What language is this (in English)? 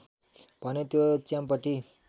Nepali